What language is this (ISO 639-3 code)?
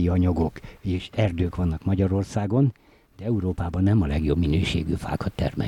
hun